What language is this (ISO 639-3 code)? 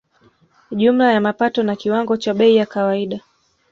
swa